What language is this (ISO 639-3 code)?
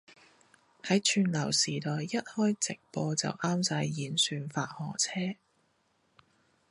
yue